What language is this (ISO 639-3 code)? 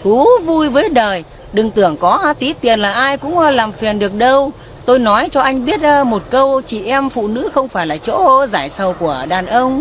vie